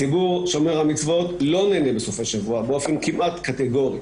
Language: Hebrew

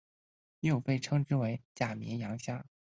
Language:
Chinese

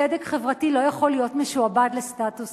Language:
Hebrew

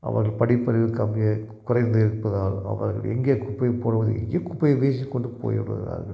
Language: Tamil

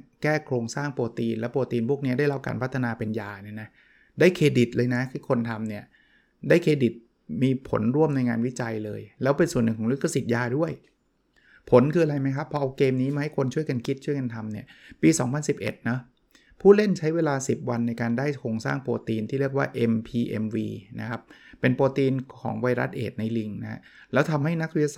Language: Thai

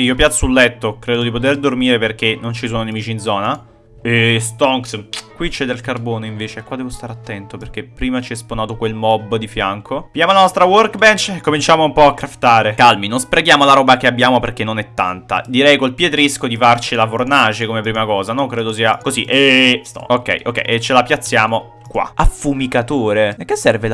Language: Italian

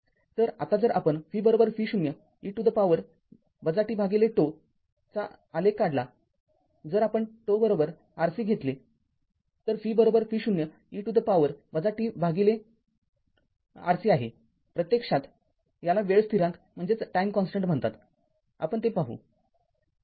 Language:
Marathi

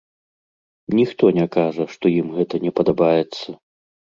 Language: Belarusian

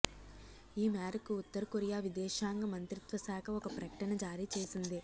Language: Telugu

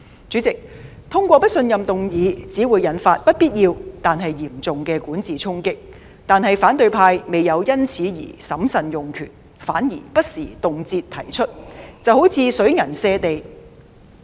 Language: Cantonese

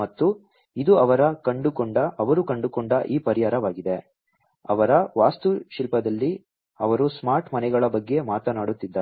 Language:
Kannada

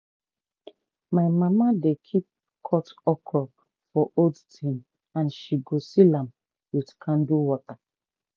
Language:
Nigerian Pidgin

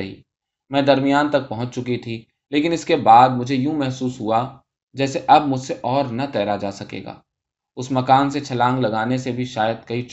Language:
Urdu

